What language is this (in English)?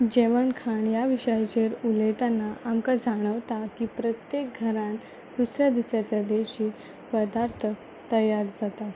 Konkani